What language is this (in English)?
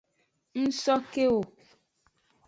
Aja (Benin)